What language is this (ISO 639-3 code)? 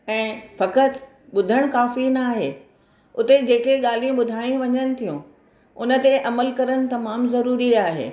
snd